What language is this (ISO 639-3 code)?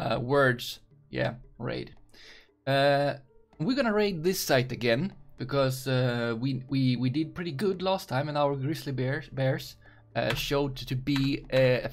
eng